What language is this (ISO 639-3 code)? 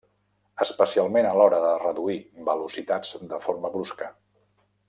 cat